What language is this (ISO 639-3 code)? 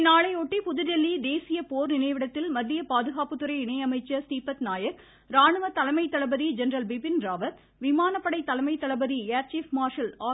tam